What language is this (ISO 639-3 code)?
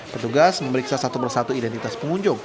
ind